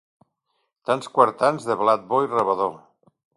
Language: Catalan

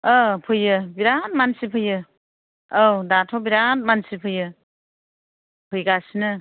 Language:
Bodo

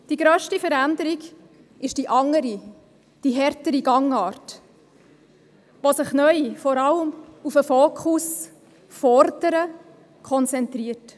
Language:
Swiss German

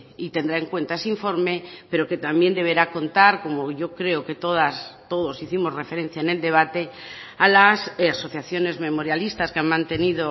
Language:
Spanish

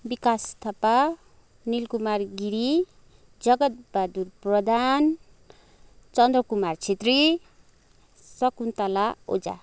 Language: Nepali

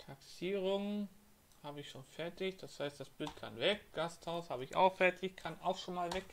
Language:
German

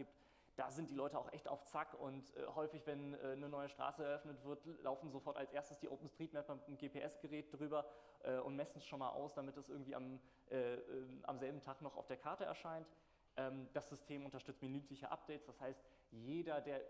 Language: German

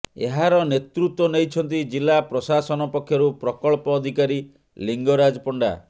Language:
Odia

